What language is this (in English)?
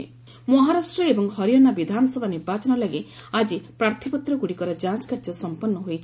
Odia